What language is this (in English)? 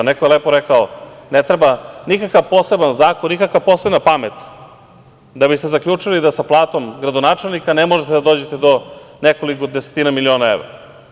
Serbian